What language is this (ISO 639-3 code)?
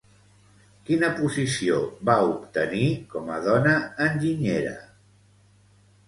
cat